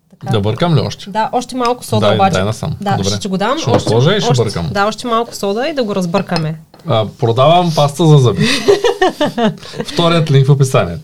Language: Bulgarian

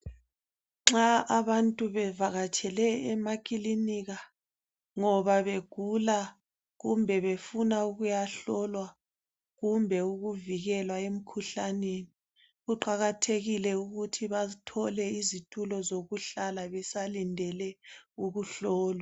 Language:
North Ndebele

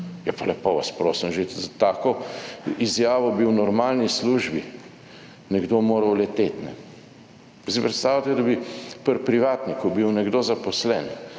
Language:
Slovenian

